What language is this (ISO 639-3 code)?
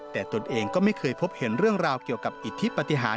tha